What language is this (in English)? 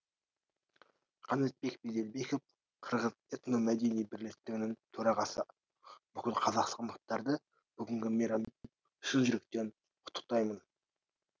Kazakh